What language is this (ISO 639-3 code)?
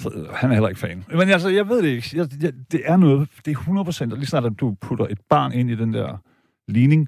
dan